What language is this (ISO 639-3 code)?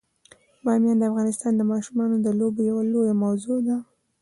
pus